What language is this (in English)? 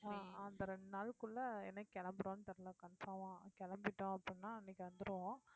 Tamil